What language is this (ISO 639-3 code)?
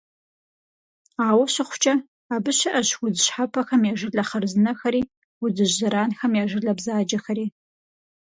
kbd